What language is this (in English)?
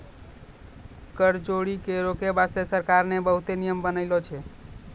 Maithili